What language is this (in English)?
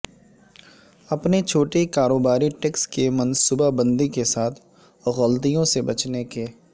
Urdu